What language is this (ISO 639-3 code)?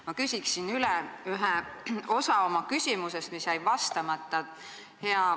est